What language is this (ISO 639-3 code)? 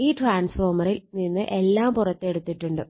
mal